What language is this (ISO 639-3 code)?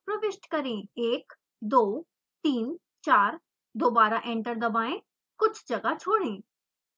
hin